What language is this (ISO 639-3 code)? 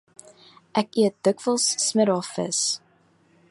afr